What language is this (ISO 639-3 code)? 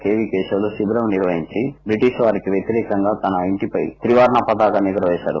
tel